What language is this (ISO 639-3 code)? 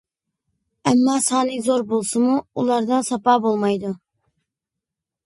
uig